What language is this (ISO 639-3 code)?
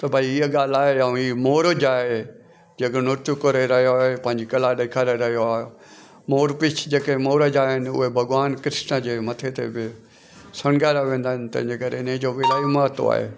snd